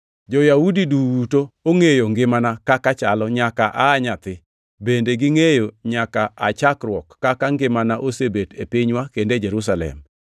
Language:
Luo (Kenya and Tanzania)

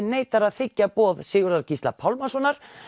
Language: Icelandic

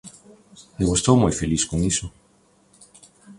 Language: Galician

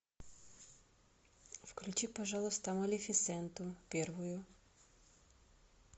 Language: Russian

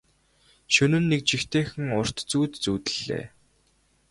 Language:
Mongolian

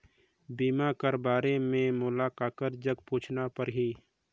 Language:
Chhattisgarhi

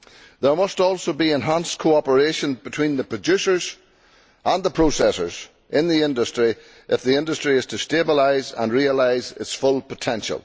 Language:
English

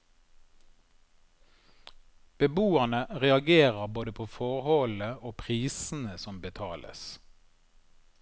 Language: Norwegian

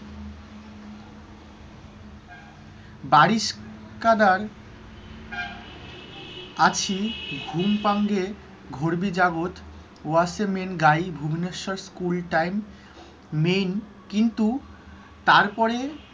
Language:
Bangla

